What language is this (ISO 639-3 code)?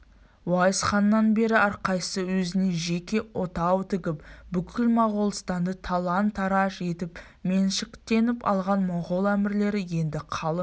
kaz